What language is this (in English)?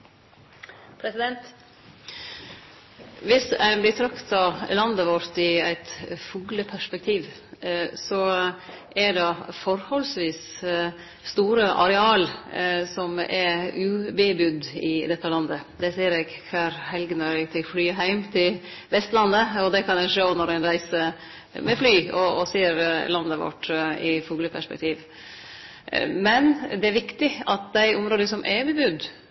Norwegian Nynorsk